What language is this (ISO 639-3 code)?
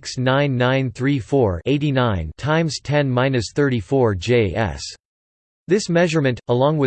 eng